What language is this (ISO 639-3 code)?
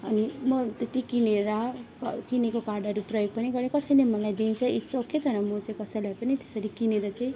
nep